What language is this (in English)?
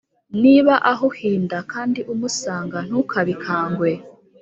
Kinyarwanda